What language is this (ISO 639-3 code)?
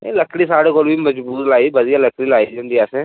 doi